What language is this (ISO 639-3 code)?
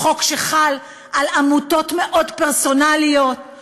heb